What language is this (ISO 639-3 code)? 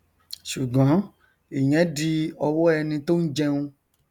yor